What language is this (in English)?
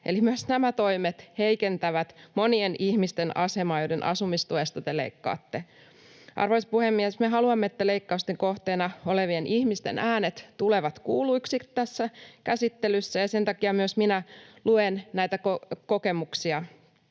Finnish